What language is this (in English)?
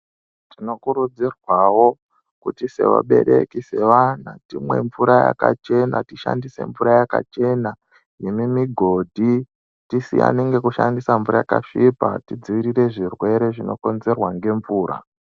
Ndau